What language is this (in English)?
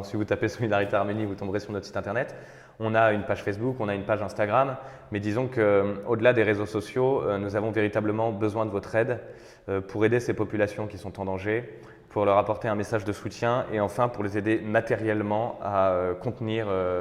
French